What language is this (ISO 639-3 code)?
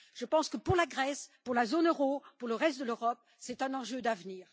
fra